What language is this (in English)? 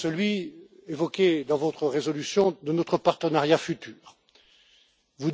French